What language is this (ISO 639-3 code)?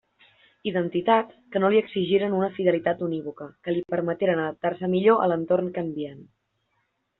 cat